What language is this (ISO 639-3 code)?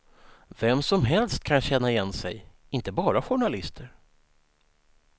swe